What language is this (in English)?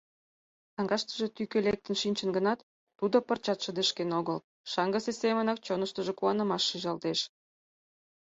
Mari